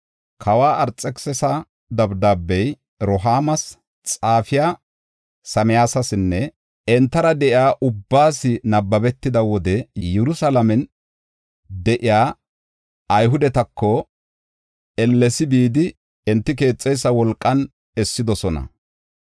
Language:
Gofa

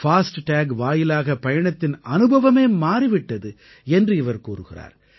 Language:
Tamil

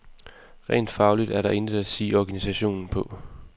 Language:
Danish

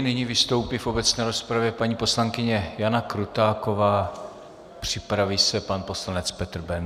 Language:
Czech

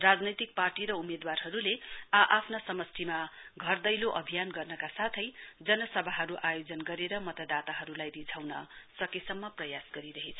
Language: Nepali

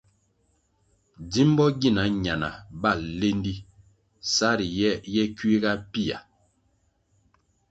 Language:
Kwasio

